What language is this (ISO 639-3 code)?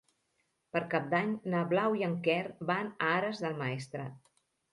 cat